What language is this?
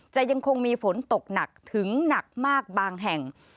Thai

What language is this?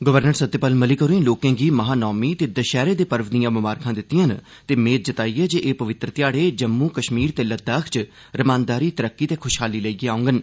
Dogri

